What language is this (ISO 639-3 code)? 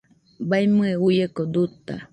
hux